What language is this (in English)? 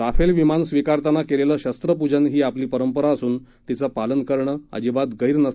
Marathi